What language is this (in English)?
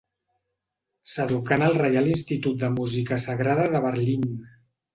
Catalan